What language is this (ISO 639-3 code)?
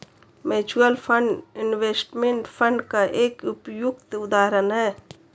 hin